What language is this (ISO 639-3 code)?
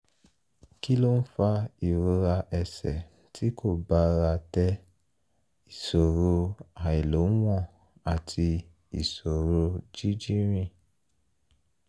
yor